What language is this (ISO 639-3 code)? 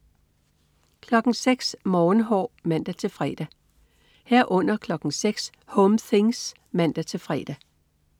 dan